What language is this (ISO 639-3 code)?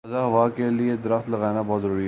urd